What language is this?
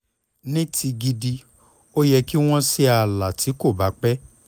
Yoruba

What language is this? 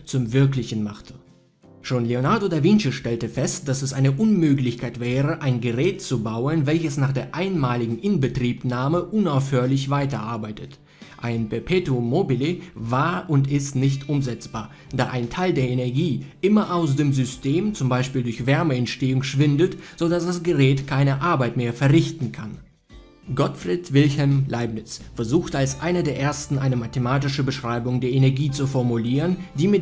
German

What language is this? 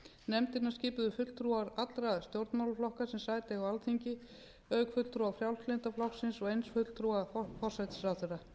Icelandic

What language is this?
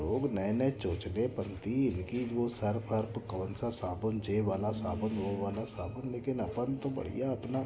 Hindi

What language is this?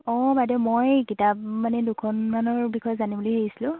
Assamese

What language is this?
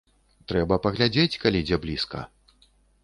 Belarusian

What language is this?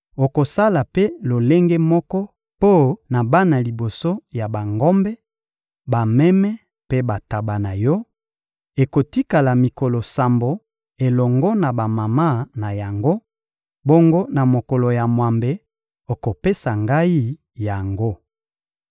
Lingala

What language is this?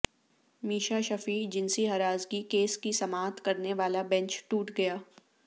Urdu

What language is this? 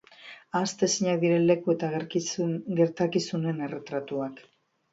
Basque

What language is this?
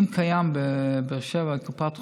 Hebrew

